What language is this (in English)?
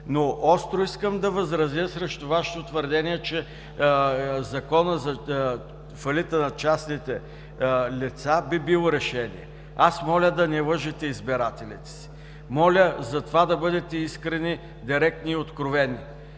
Bulgarian